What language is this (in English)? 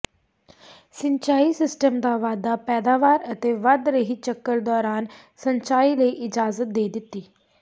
Punjabi